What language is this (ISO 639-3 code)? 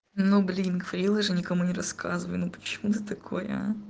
rus